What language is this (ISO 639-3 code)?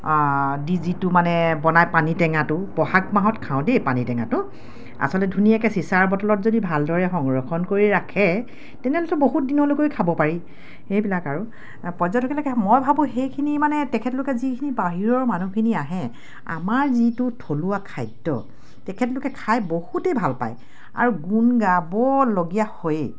asm